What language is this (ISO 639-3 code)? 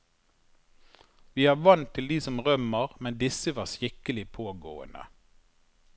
nor